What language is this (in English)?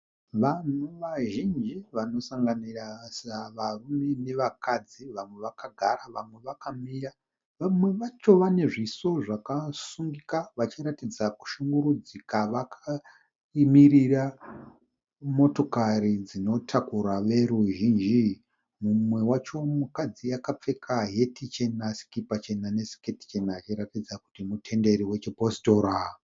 Shona